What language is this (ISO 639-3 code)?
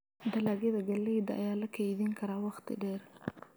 som